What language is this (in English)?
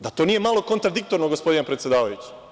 Serbian